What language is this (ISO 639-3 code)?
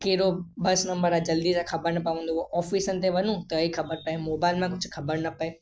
snd